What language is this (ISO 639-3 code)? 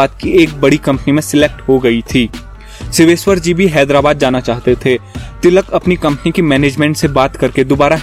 hin